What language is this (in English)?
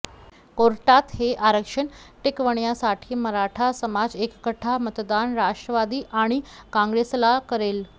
Marathi